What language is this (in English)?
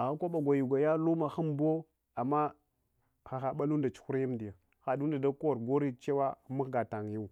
Hwana